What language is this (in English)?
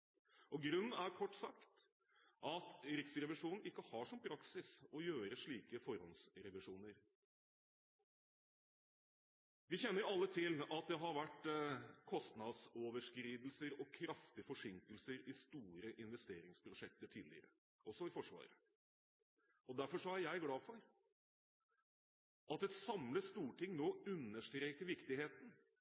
Norwegian Bokmål